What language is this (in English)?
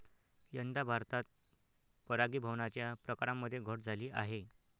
Marathi